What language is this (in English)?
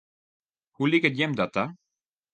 Western Frisian